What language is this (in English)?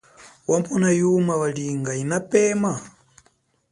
Chokwe